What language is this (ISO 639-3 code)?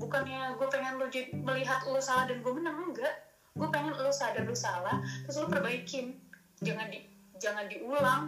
ind